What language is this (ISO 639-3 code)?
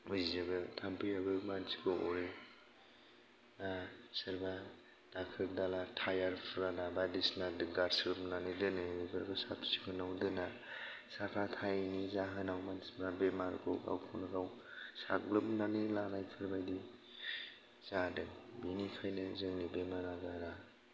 brx